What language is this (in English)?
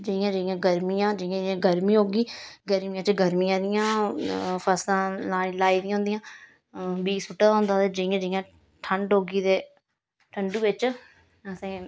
Dogri